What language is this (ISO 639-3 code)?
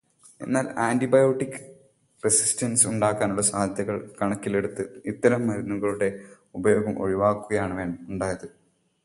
mal